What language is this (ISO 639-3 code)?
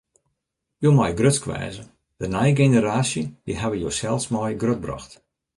fry